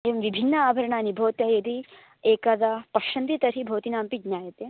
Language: Sanskrit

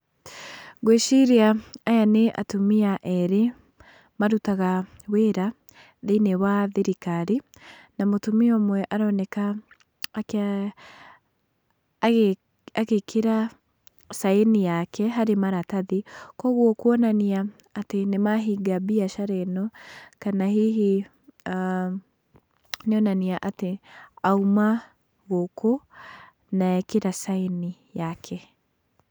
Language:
Kikuyu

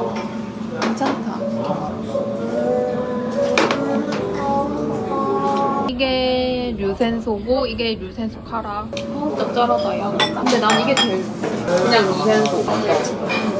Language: Korean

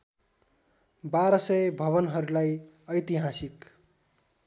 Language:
Nepali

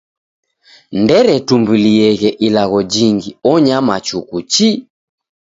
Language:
Taita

